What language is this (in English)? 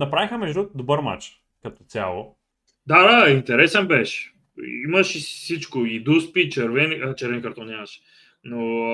Bulgarian